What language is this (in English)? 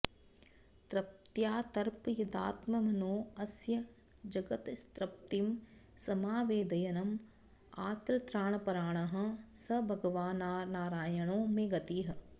Sanskrit